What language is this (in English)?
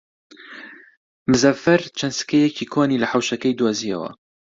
Central Kurdish